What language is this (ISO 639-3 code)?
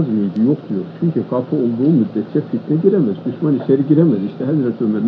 tur